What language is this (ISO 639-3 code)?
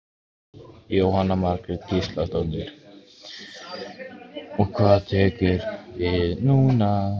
isl